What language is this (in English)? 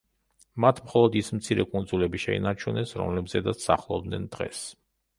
Georgian